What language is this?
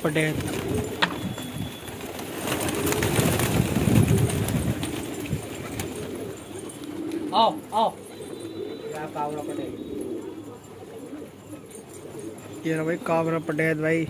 Hindi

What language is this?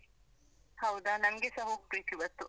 Kannada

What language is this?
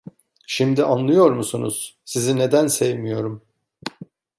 Turkish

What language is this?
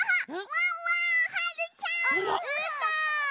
Japanese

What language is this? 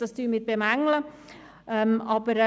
Swiss German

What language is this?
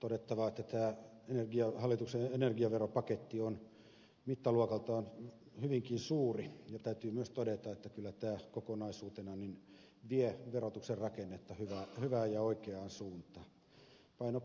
Finnish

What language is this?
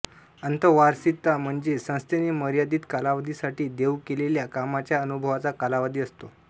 Marathi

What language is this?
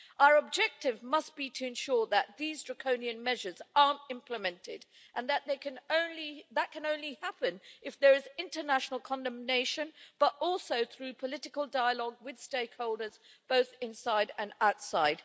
English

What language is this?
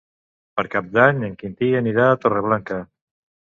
Catalan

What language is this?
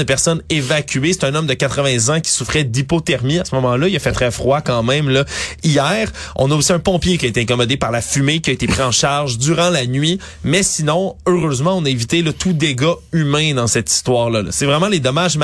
French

